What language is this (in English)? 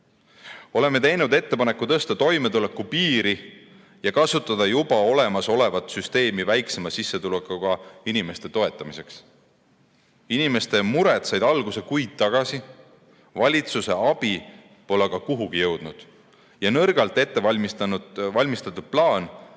Estonian